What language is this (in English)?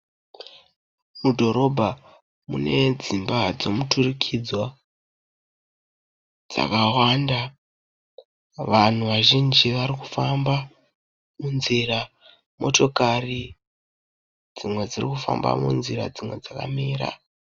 Shona